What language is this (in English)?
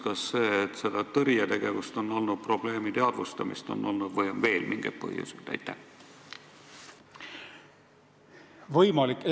Estonian